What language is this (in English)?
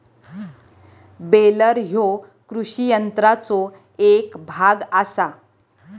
Marathi